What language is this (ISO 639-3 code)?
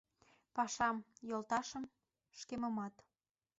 chm